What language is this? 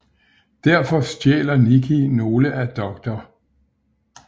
Danish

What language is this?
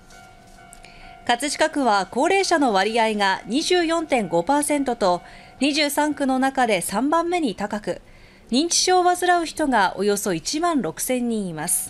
Japanese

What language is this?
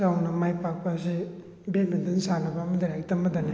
Manipuri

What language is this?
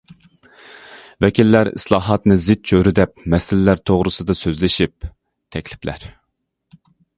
Uyghur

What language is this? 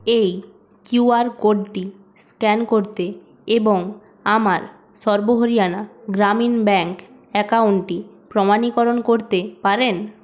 Bangla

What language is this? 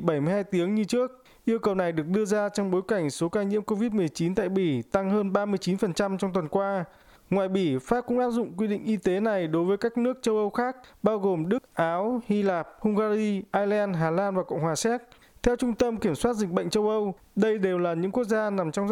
Vietnamese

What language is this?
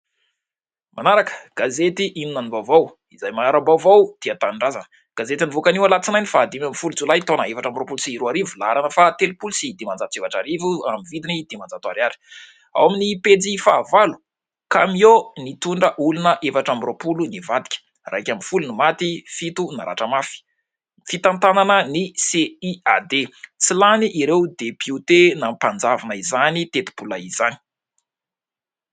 Malagasy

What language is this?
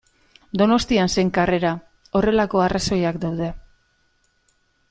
Basque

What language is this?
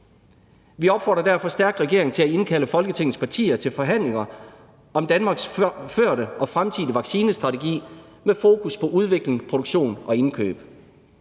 Danish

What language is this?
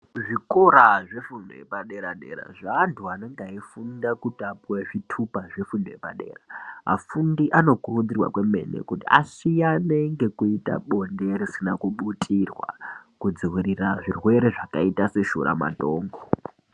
Ndau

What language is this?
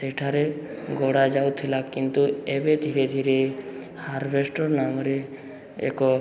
Odia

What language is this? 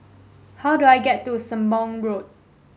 English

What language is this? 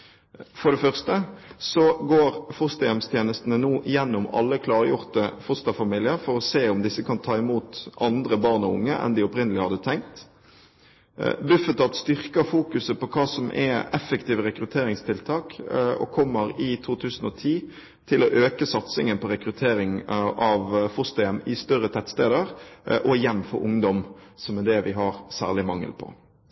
Norwegian Bokmål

